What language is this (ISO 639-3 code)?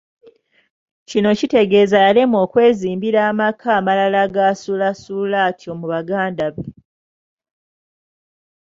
lug